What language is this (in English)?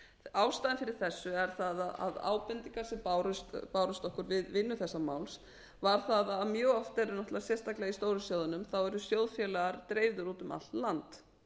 Icelandic